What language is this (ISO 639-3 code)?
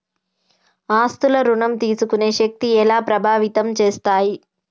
tel